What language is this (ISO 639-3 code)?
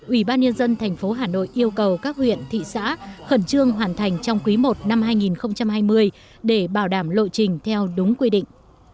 vie